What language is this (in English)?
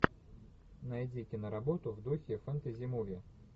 Russian